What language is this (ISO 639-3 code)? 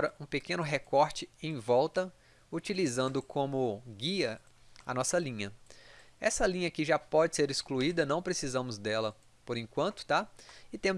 por